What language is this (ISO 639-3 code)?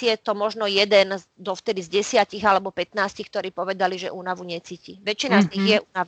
slk